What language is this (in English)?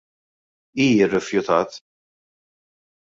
Maltese